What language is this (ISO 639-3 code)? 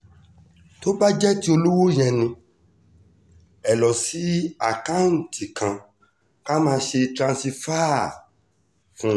yor